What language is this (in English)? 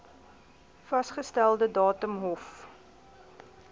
Afrikaans